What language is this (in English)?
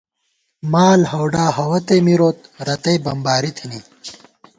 Gawar-Bati